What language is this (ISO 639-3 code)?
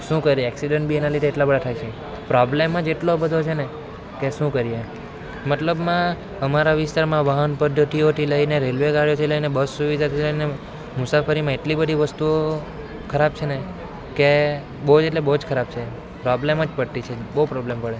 guj